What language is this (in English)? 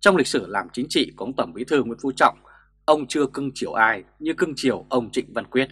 Vietnamese